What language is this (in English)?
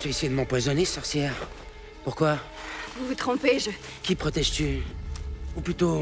French